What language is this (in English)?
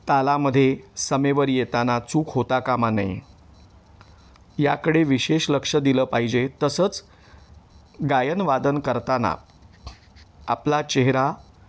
Marathi